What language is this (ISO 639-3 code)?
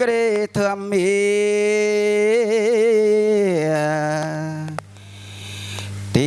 vie